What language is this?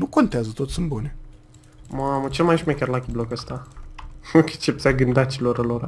Romanian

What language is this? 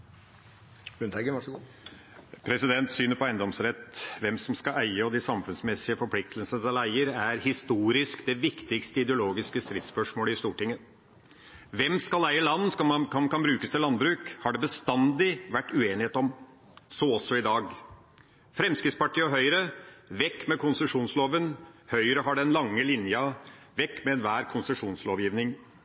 Norwegian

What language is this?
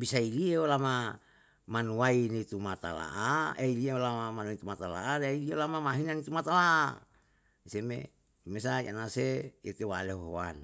Yalahatan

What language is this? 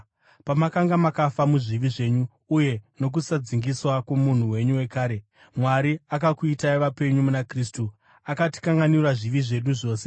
Shona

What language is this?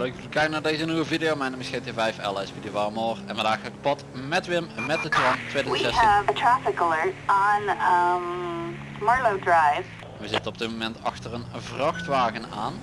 Dutch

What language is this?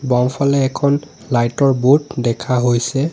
Assamese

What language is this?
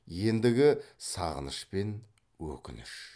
Kazakh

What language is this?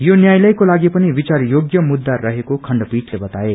Nepali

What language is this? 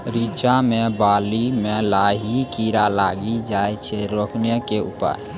Maithili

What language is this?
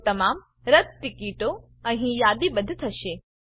Gujarati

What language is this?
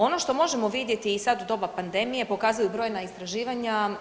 Croatian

